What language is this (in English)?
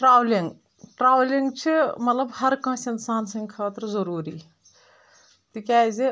Kashmiri